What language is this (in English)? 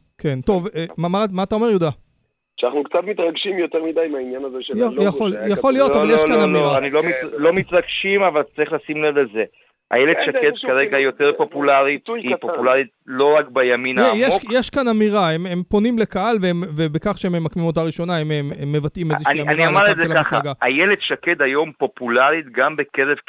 Hebrew